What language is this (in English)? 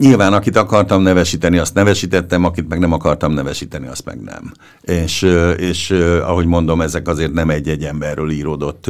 Hungarian